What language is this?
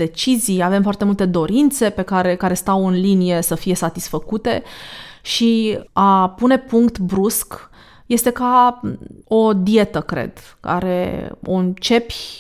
Romanian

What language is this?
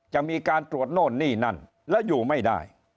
Thai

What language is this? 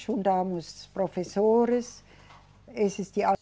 Portuguese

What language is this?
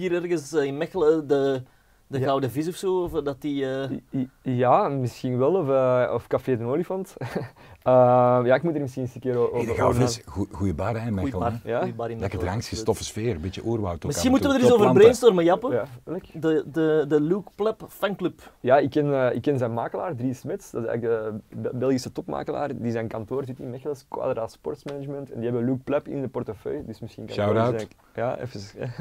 Dutch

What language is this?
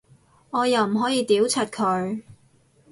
Cantonese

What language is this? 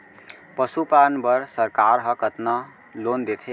Chhattisgarhi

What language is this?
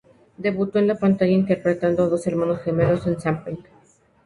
Spanish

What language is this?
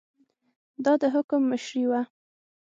Pashto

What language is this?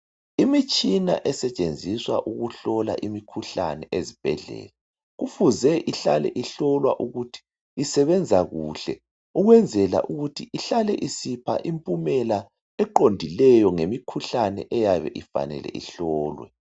North Ndebele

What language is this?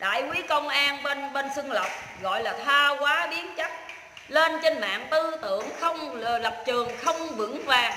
Vietnamese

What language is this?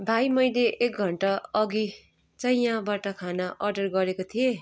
Nepali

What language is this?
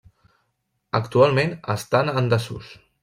Catalan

